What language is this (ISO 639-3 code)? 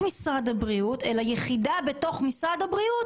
heb